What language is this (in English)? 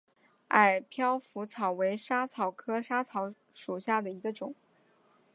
Chinese